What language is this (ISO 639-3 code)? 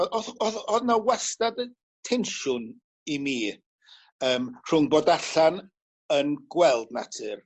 cym